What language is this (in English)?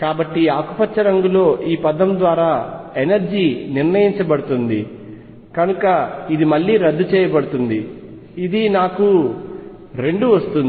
Telugu